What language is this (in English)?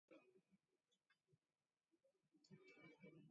Mari